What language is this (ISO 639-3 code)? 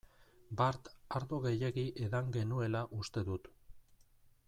eus